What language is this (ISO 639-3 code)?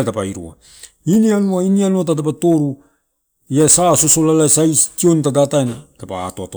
ttu